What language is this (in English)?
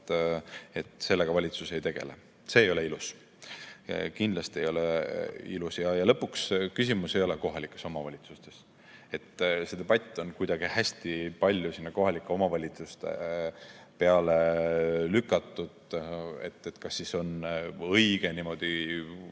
Estonian